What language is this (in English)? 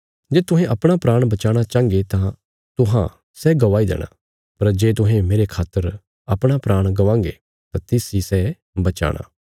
Bilaspuri